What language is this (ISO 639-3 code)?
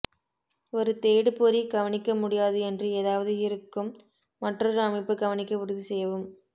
tam